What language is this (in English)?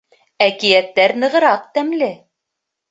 Bashkir